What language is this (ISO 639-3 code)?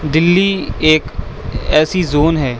urd